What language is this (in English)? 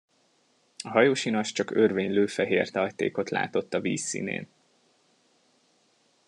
Hungarian